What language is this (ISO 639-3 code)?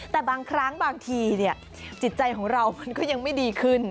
tha